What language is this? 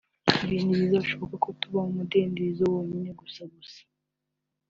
Kinyarwanda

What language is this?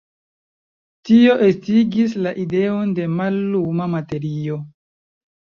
Esperanto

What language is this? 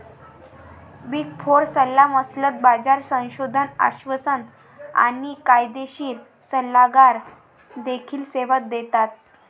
Marathi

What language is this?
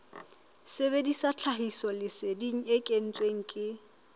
Southern Sotho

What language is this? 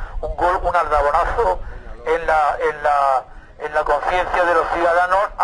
Spanish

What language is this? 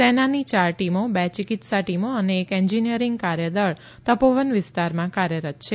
Gujarati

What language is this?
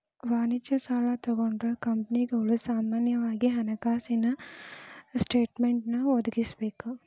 Kannada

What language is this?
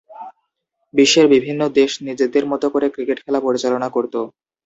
Bangla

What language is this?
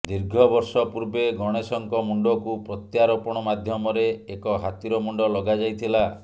Odia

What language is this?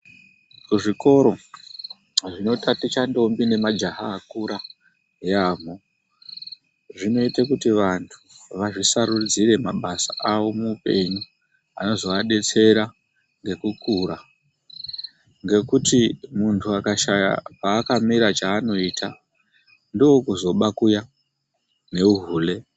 Ndau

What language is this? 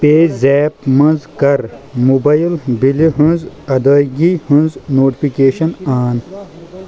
Kashmiri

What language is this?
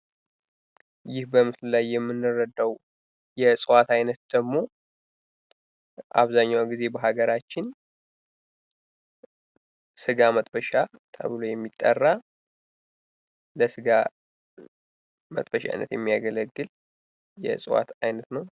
Amharic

